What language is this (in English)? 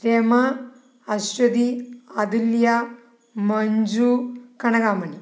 Malayalam